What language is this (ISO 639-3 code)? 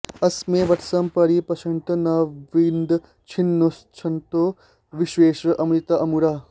san